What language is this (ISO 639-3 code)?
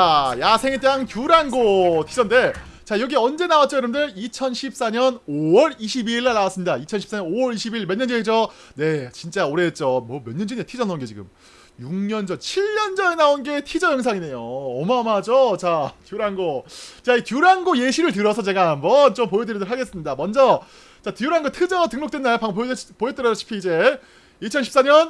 kor